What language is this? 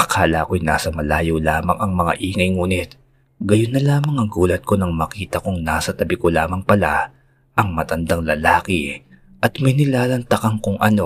Filipino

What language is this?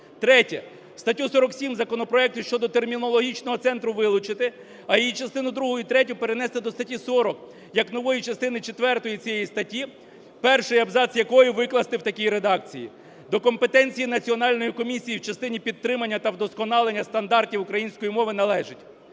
Ukrainian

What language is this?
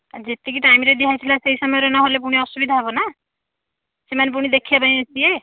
Odia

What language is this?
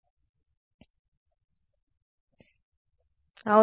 Telugu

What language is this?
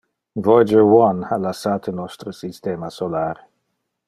Interlingua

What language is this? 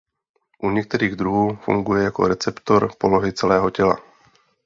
Czech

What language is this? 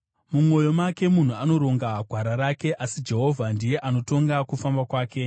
Shona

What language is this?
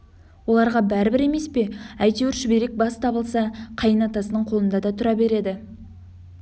Kazakh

